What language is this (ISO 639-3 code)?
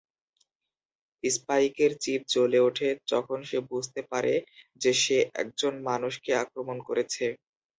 ben